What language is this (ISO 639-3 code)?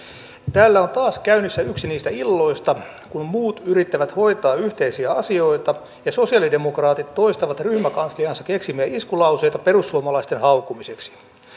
fin